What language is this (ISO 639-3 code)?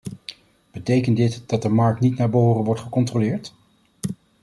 nld